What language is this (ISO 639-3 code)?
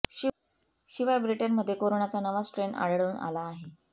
mar